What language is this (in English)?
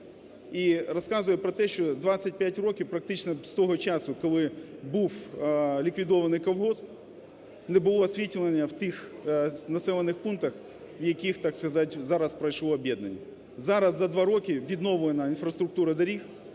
Ukrainian